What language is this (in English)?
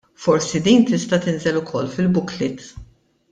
Maltese